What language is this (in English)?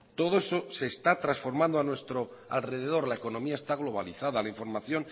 Spanish